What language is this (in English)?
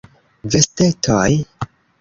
Esperanto